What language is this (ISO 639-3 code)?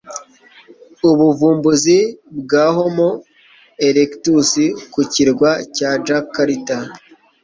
kin